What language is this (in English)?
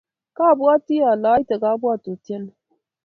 Kalenjin